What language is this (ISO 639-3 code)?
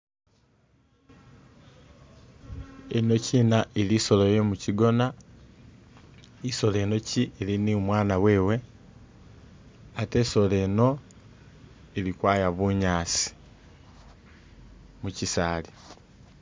myx